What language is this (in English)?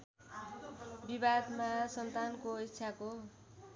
Nepali